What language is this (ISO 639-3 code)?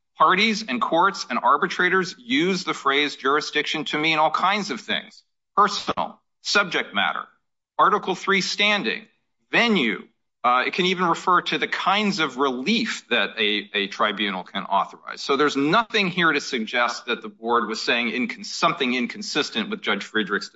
eng